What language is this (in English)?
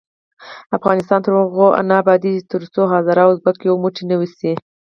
Pashto